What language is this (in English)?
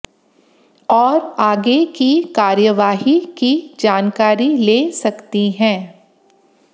Hindi